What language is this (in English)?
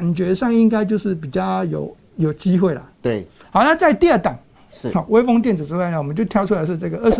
Chinese